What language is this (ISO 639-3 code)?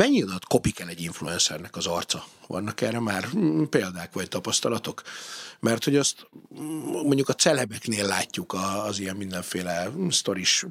hun